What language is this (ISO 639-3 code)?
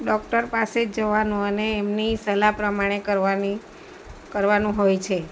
guj